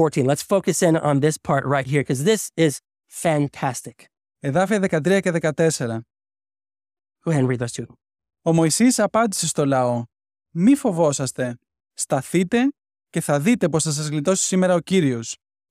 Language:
Greek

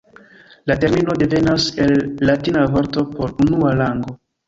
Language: Esperanto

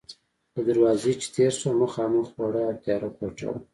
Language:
Pashto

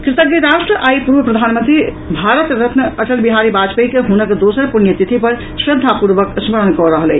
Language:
Maithili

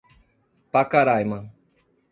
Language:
Portuguese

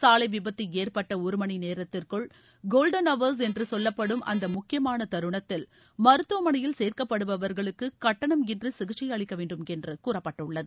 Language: Tamil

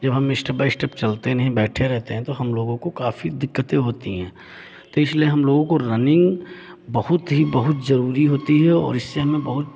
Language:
Hindi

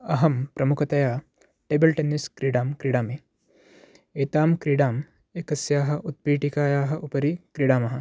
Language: Sanskrit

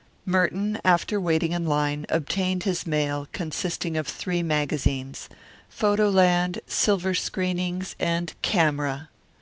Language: English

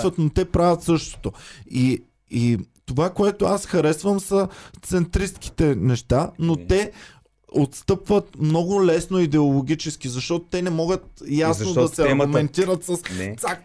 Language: Bulgarian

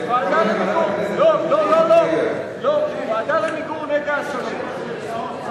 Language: Hebrew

